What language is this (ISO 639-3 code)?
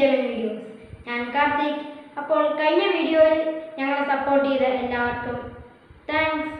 nld